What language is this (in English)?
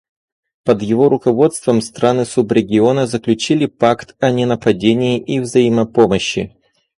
Russian